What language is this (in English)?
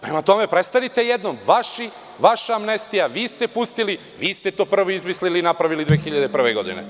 Serbian